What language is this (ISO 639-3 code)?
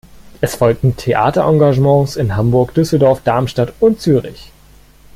deu